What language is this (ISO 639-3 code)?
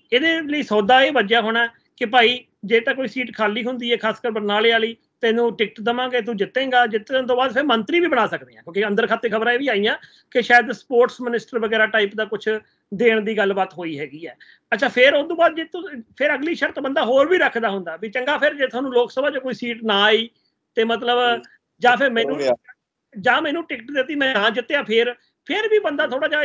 pan